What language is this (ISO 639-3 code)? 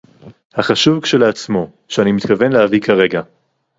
heb